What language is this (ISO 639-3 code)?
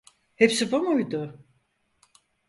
tur